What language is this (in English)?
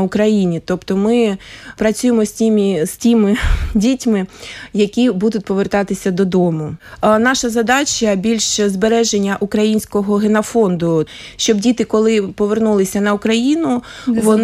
Ukrainian